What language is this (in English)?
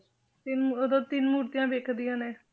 Punjabi